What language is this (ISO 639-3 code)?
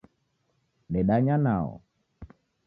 dav